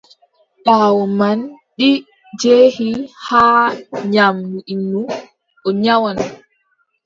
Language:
Adamawa Fulfulde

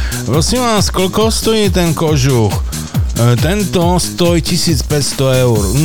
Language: Slovak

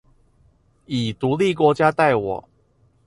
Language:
Chinese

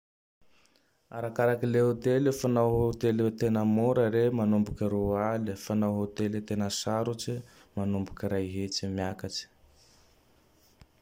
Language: Tandroy-Mahafaly Malagasy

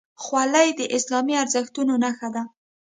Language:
Pashto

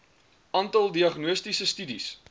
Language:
Afrikaans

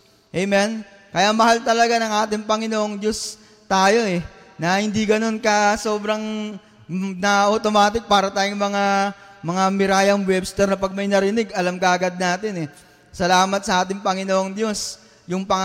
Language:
Filipino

